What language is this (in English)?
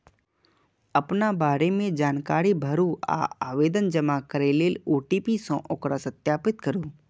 Maithili